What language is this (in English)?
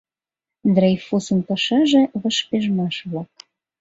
Mari